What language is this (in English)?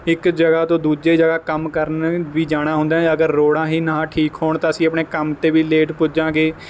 Punjabi